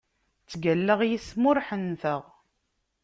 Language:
Kabyle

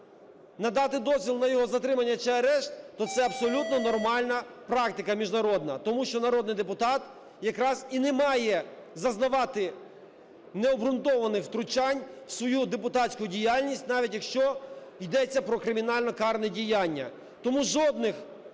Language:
Ukrainian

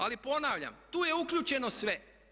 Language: Croatian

